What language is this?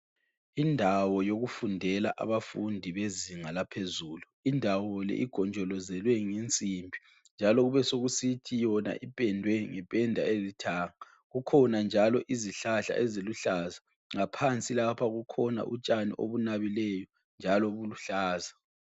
North Ndebele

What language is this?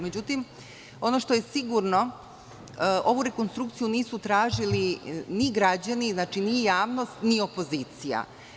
Serbian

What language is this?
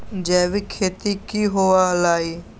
Magahi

